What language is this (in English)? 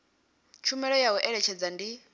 Venda